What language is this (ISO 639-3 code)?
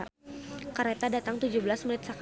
sun